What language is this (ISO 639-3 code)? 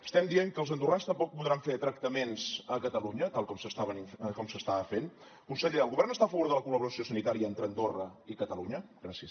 cat